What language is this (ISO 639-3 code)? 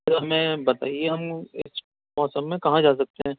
urd